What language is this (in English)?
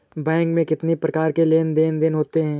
Hindi